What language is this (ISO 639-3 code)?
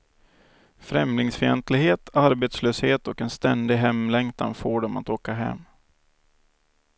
swe